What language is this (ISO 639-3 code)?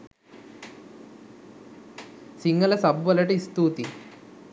sin